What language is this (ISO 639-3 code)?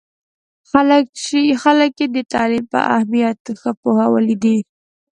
pus